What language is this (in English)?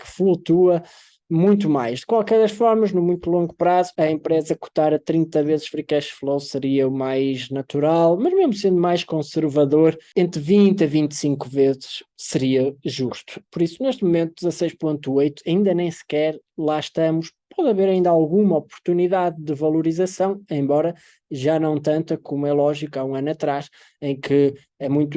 Portuguese